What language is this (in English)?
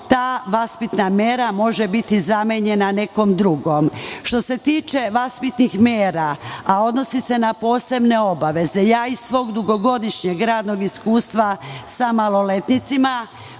Serbian